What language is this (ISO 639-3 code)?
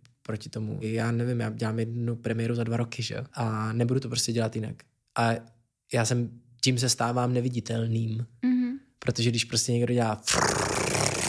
ces